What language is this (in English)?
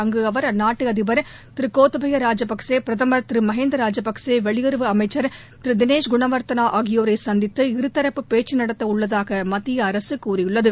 Tamil